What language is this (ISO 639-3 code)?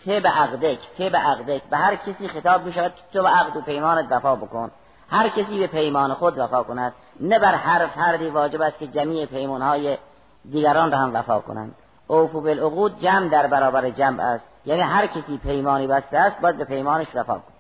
fas